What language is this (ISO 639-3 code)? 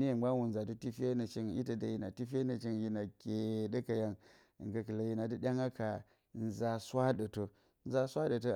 bcy